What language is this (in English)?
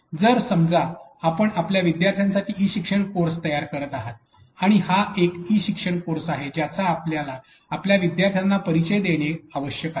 Marathi